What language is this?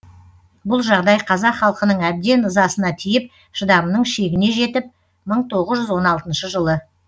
Kazakh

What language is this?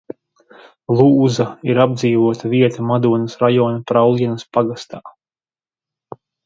Latvian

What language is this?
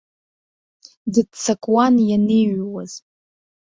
Abkhazian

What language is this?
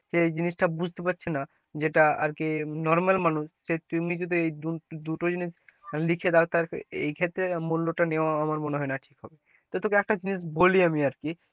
Bangla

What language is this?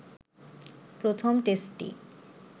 Bangla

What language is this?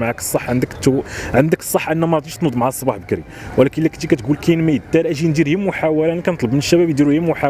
Arabic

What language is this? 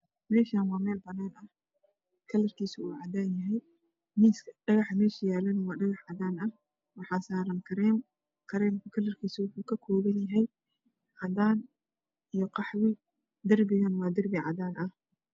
Somali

